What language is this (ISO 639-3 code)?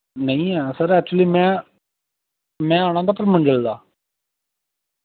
doi